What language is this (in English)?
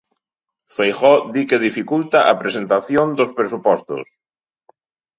Galician